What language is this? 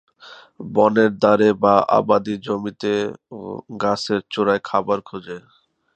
Bangla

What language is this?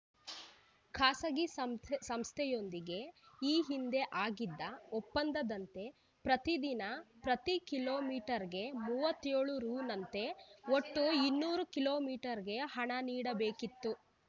Kannada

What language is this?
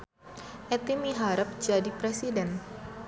Sundanese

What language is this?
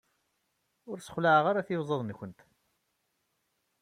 Kabyle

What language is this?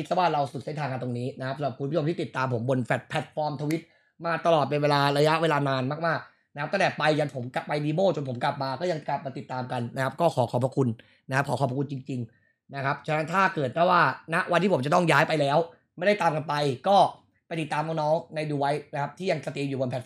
Thai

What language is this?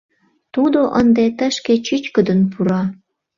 Mari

